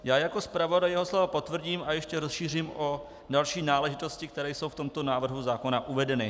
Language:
Czech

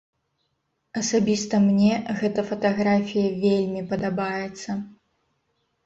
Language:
Belarusian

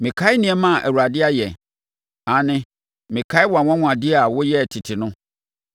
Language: Akan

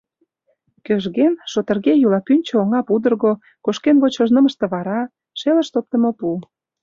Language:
Mari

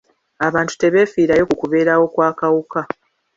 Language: Ganda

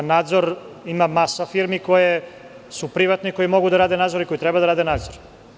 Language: Serbian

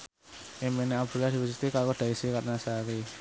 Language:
Javanese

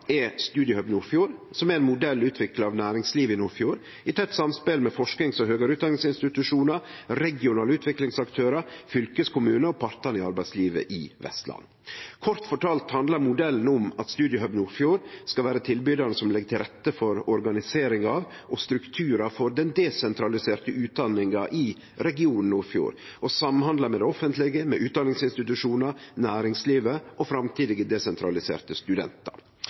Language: Norwegian Nynorsk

